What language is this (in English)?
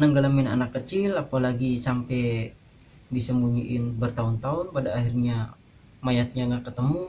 Indonesian